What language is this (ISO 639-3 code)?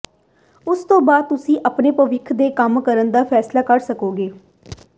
pan